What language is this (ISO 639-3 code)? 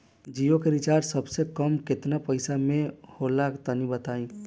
bho